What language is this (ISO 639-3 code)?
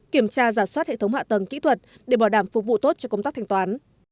vie